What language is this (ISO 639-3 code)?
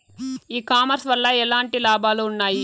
tel